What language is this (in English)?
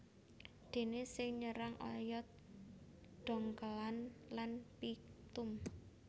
Javanese